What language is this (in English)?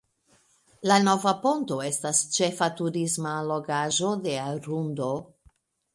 Esperanto